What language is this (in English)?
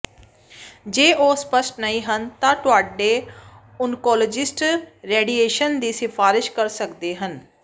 Punjabi